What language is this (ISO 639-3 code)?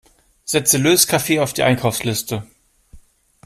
deu